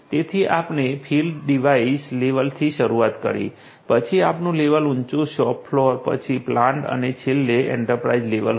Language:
Gujarati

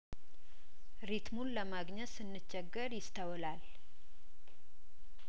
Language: Amharic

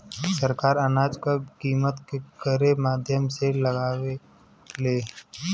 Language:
Bhojpuri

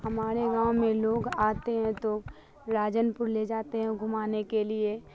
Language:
Urdu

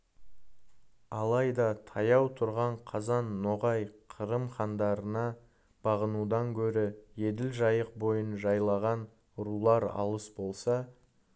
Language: Kazakh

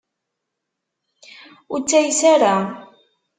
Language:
Kabyle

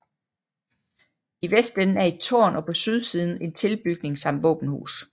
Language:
Danish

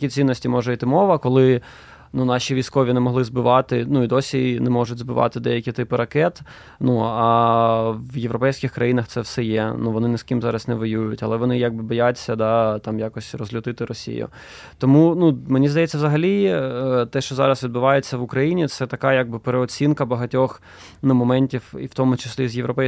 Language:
Ukrainian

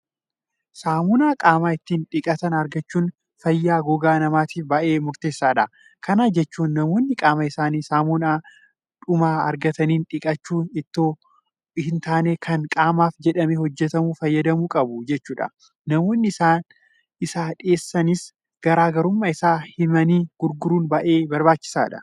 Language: Oromo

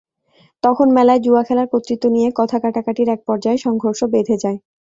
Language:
Bangla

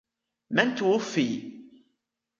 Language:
Arabic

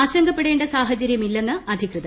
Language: Malayalam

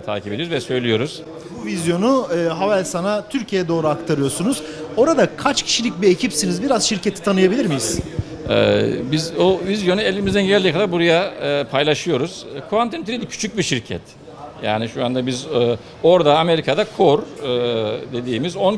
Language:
Turkish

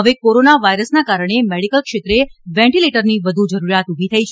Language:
Gujarati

